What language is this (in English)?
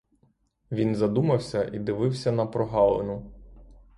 Ukrainian